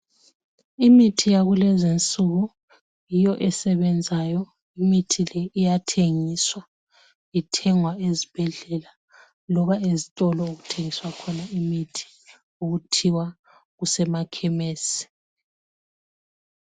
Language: North Ndebele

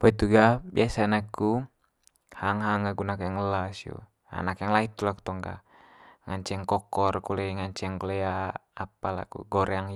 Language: Manggarai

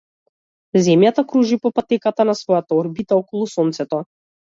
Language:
Macedonian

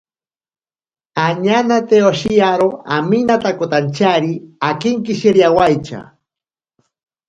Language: Ashéninka Perené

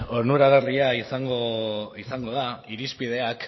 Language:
Basque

